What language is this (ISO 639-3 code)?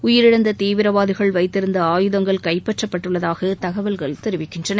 tam